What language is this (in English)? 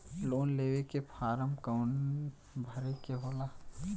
Bhojpuri